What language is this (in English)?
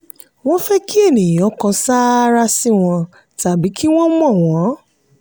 Yoruba